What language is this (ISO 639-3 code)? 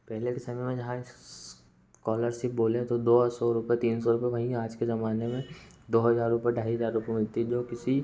hin